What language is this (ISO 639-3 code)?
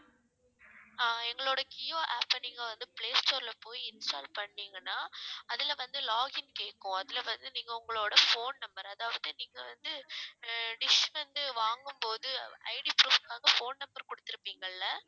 tam